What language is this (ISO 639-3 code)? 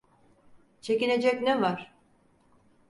tur